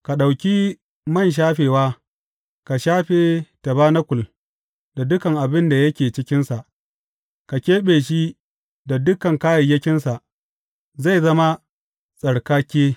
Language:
Hausa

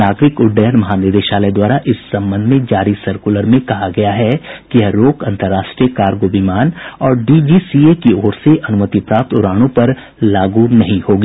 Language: Hindi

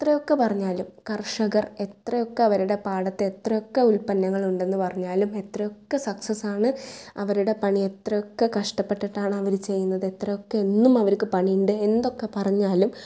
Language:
Malayalam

